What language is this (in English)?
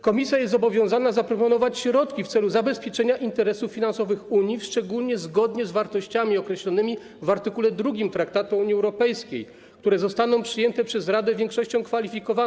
Polish